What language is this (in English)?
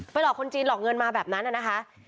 Thai